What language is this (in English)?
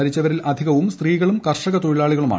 Malayalam